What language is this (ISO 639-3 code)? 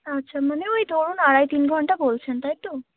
ben